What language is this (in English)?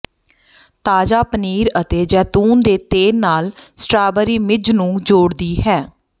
Punjabi